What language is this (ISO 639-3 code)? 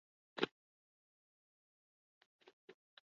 eus